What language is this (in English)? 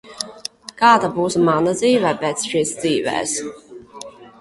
Latvian